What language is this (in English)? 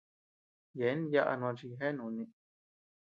Tepeuxila Cuicatec